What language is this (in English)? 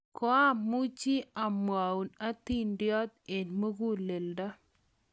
Kalenjin